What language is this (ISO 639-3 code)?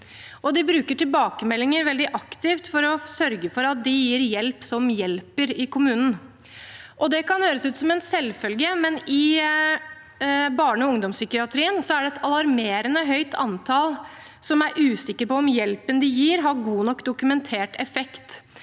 nor